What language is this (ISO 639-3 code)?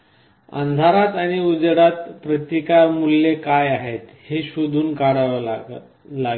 mar